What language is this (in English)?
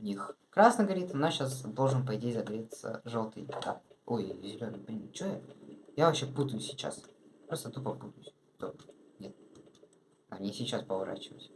Russian